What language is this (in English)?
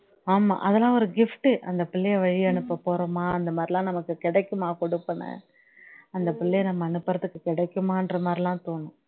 Tamil